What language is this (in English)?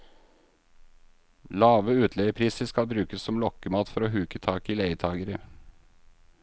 Norwegian